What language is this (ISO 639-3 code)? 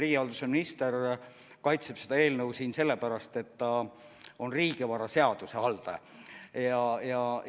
est